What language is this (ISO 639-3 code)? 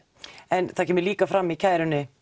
isl